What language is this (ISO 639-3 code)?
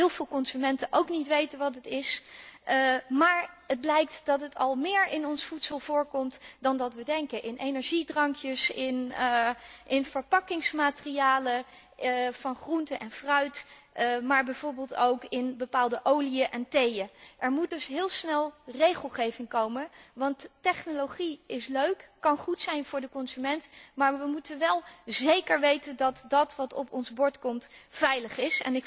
nld